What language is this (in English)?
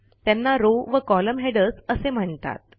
Marathi